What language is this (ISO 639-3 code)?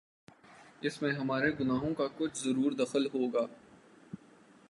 urd